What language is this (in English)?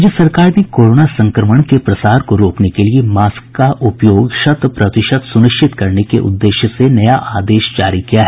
Hindi